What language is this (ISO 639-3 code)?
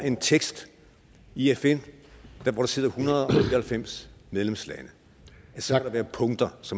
dan